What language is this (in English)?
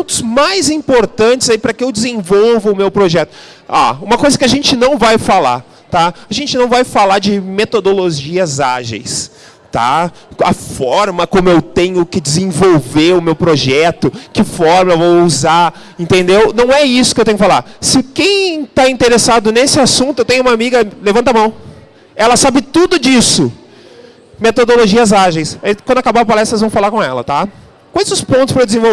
Portuguese